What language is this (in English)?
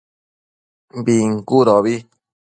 Matsés